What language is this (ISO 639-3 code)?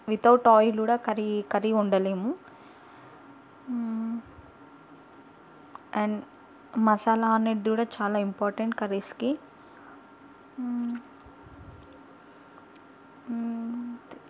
tel